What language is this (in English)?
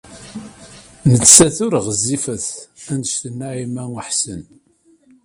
Kabyle